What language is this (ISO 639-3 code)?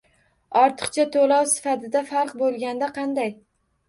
uzb